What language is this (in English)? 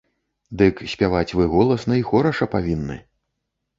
Belarusian